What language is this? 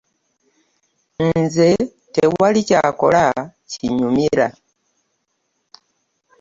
Ganda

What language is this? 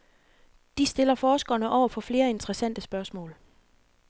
Danish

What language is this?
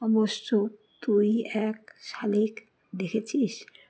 Bangla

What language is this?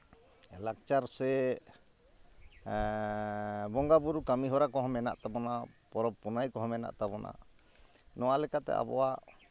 Santali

